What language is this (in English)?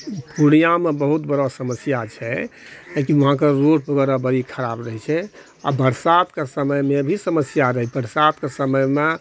Maithili